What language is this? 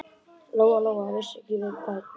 Icelandic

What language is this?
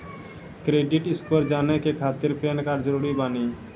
Maithili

